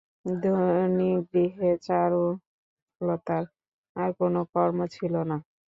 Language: Bangla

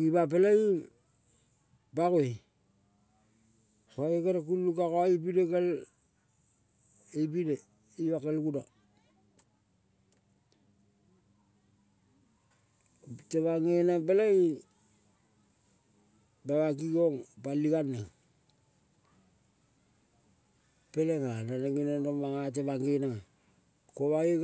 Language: Kol (Papua New Guinea)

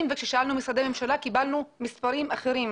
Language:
Hebrew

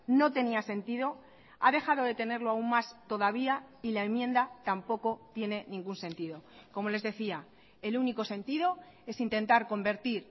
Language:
Spanish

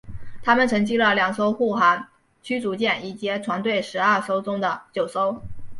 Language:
Chinese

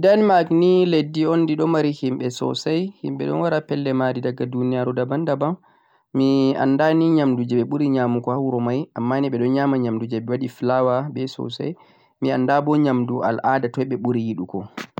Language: Central-Eastern Niger Fulfulde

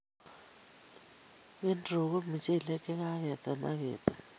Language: Kalenjin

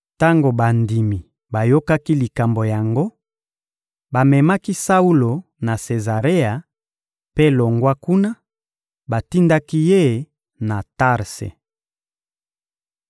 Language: Lingala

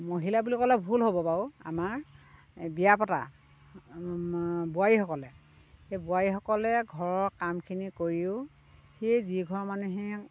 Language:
Assamese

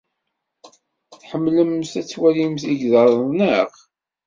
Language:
Kabyle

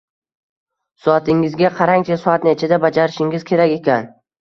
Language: Uzbek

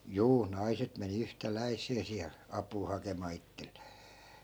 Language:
Finnish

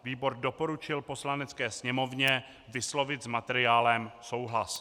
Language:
Czech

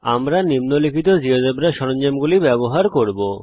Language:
Bangla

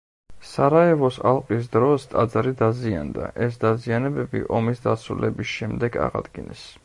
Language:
Georgian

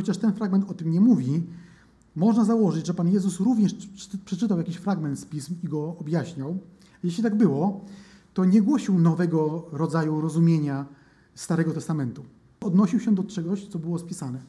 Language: Polish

